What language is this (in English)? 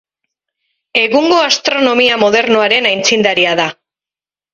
Basque